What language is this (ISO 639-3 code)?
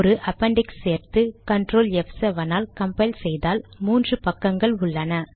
tam